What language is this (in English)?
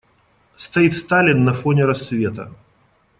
Russian